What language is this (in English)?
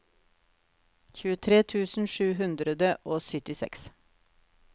Norwegian